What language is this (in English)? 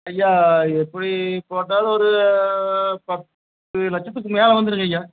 Tamil